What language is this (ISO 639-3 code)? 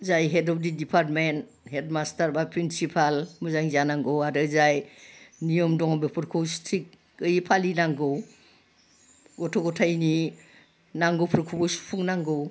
brx